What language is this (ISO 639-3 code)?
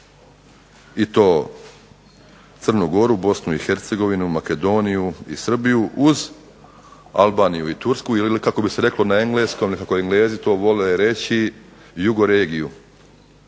hrv